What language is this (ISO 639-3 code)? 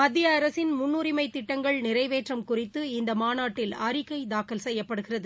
tam